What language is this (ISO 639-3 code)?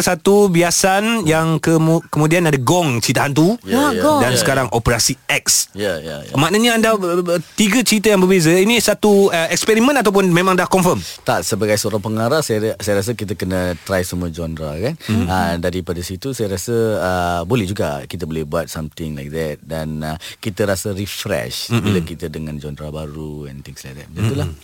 msa